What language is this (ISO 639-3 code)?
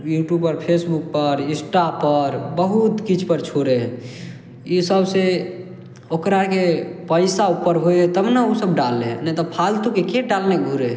mai